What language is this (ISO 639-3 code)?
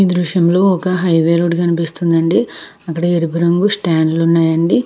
tel